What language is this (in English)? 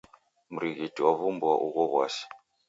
Taita